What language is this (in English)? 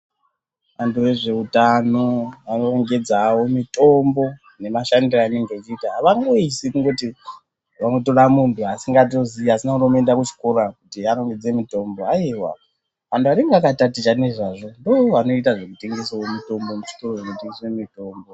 Ndau